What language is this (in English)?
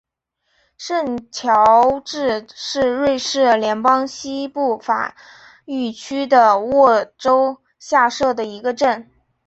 Chinese